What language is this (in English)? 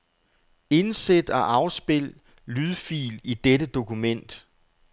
Danish